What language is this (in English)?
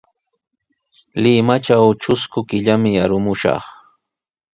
Sihuas Ancash Quechua